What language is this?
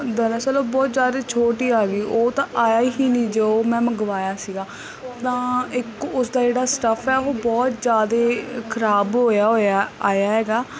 Punjabi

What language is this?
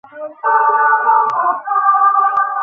Bangla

